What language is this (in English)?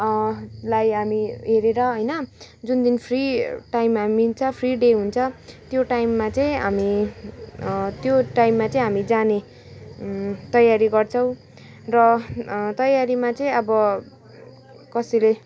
Nepali